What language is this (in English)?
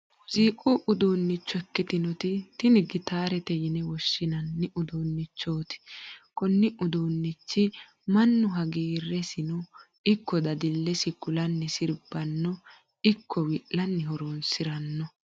Sidamo